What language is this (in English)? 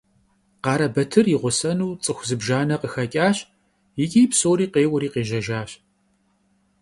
Kabardian